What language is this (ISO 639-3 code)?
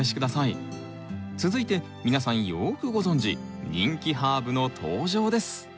jpn